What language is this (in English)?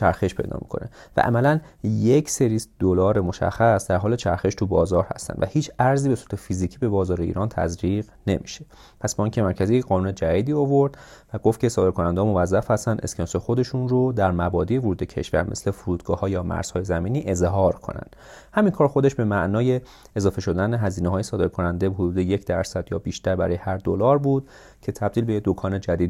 Persian